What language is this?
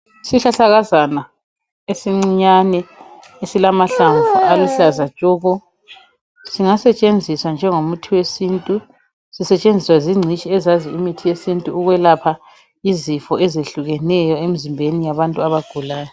North Ndebele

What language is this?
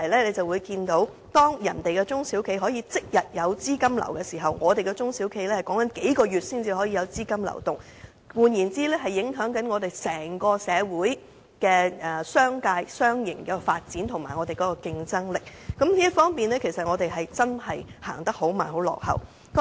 Cantonese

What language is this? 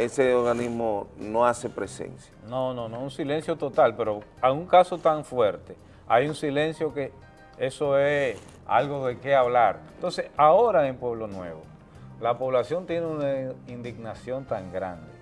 Spanish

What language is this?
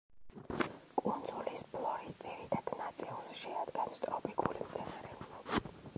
Georgian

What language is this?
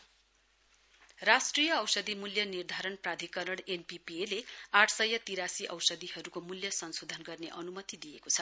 Nepali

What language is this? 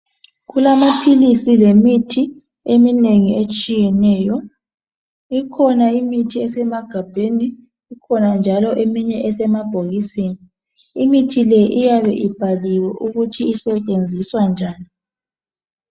North Ndebele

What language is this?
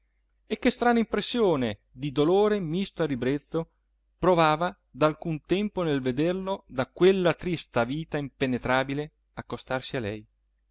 Italian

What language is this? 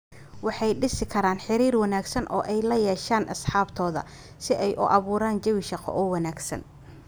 Somali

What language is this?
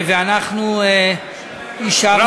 Hebrew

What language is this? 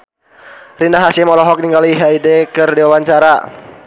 Sundanese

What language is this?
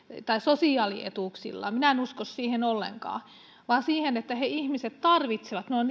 Finnish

